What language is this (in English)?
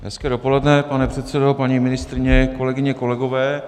Czech